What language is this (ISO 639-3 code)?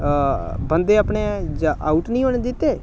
doi